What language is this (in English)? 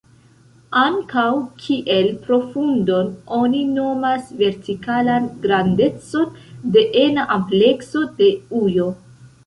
Esperanto